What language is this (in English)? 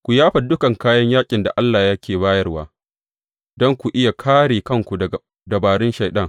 Hausa